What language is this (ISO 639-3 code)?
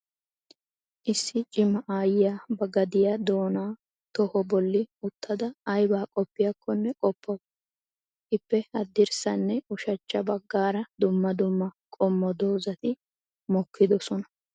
wal